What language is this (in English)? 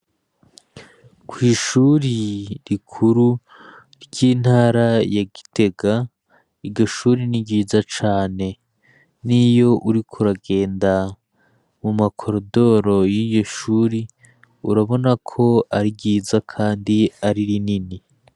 Rundi